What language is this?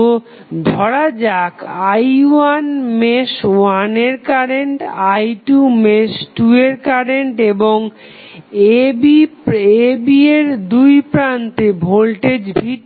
Bangla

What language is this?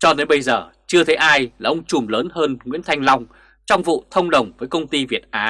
Vietnamese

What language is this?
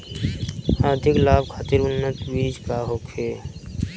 Bhojpuri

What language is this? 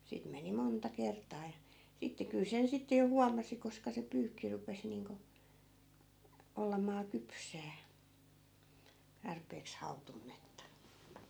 Finnish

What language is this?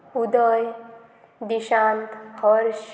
Konkani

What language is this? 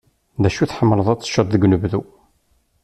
Kabyle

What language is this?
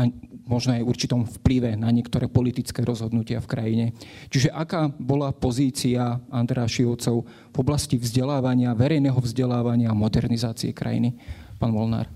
Slovak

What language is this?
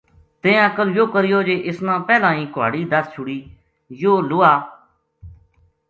Gujari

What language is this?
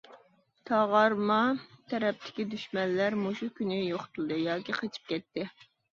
Uyghur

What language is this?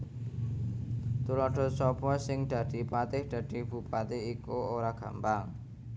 Javanese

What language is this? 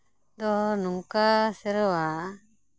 Santali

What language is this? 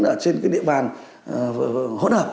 Vietnamese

